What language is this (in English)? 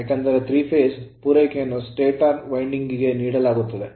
Kannada